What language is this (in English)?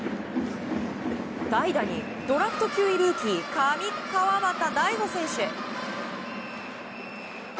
Japanese